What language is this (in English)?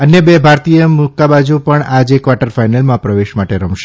Gujarati